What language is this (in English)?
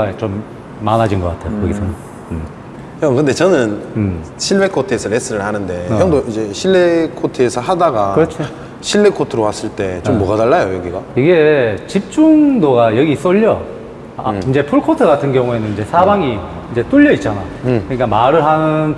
Korean